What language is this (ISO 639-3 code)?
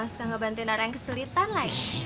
ind